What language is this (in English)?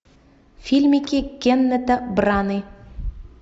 Russian